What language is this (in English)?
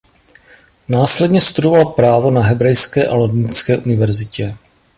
Czech